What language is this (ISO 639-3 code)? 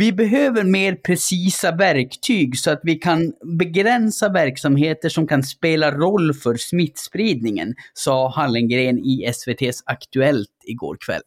swe